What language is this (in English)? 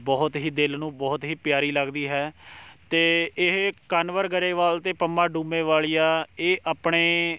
Punjabi